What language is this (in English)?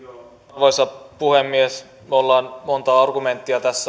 Finnish